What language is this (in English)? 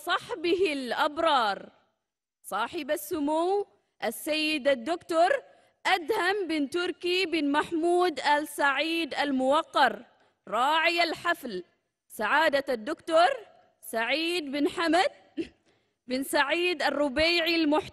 Arabic